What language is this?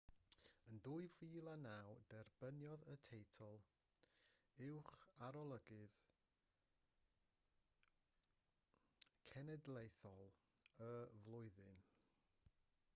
Welsh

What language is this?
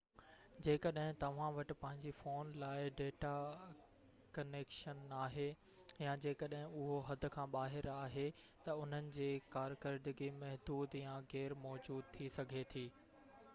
Sindhi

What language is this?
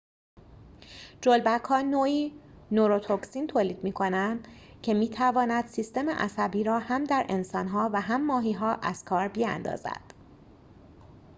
Persian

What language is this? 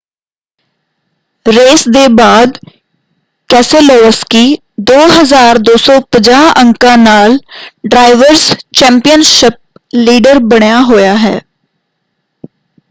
Punjabi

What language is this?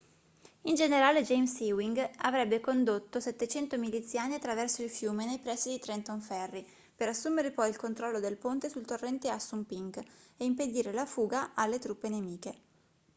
Italian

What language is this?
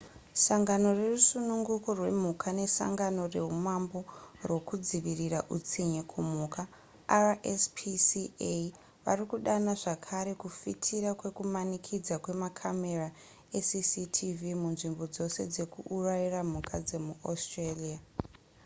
Shona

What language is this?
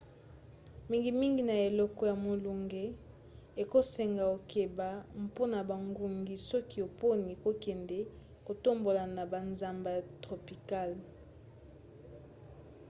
Lingala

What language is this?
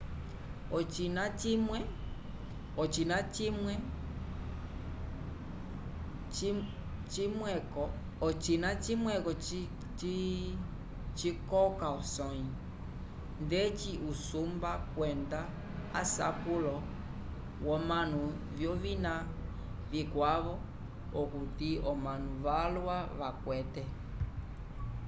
Umbundu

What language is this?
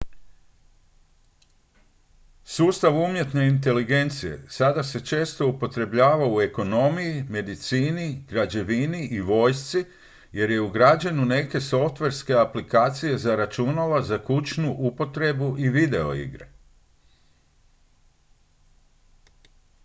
Croatian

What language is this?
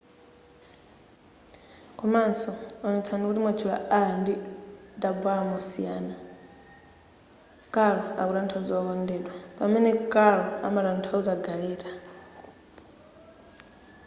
Nyanja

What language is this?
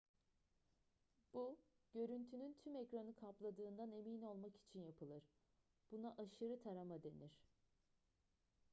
Turkish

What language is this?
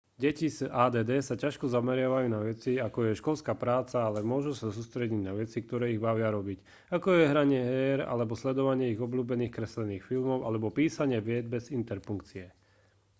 Slovak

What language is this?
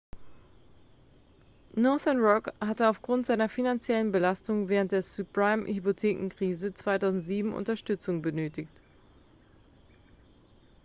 German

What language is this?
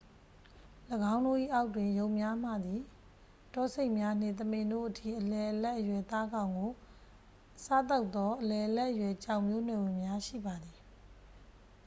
Burmese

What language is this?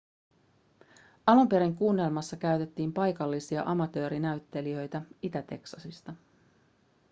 Finnish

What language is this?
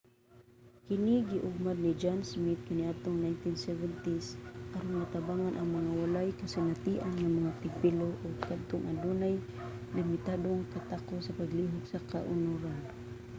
Cebuano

